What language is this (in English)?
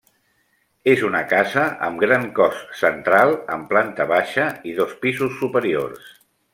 Catalan